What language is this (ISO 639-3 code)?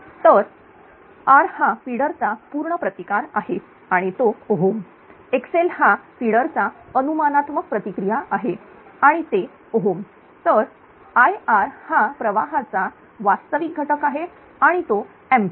mar